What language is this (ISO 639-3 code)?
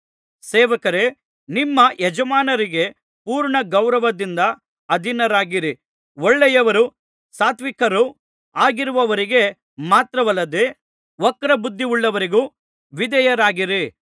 kan